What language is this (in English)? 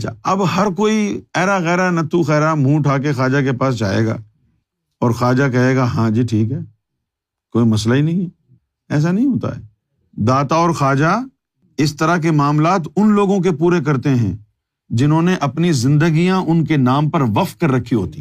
Urdu